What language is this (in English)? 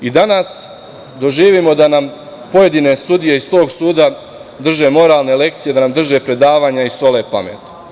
Serbian